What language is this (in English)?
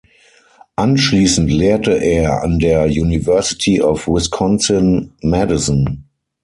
German